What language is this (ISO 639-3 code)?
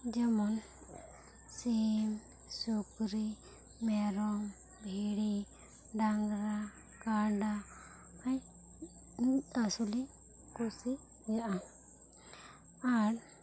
sat